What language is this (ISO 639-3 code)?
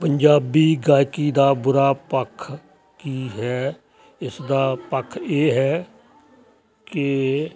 pan